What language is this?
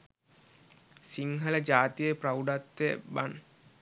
Sinhala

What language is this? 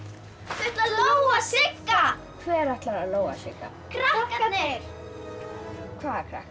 Icelandic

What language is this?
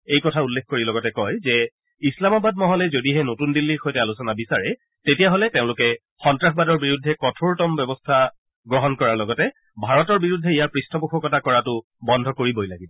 Assamese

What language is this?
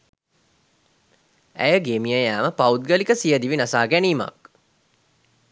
Sinhala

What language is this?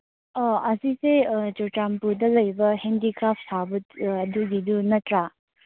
Manipuri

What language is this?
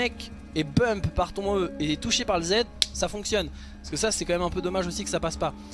French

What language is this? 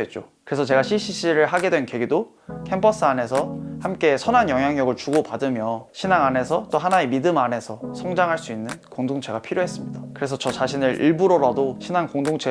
Korean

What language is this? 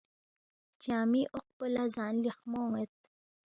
Balti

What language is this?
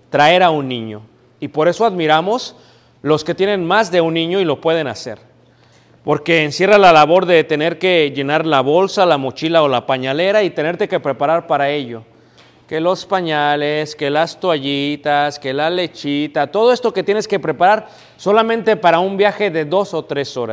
Spanish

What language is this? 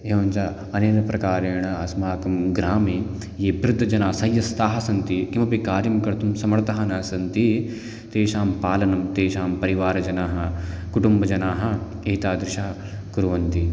Sanskrit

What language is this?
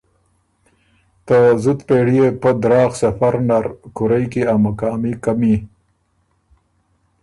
Ormuri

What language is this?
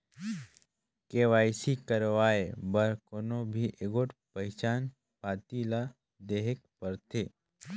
Chhattisgarhi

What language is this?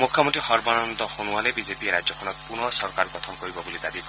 Assamese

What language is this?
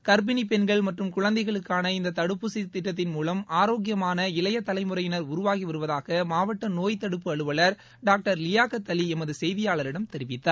Tamil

